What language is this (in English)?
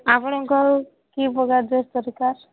Odia